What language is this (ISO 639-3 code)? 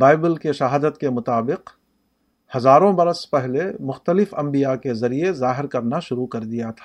urd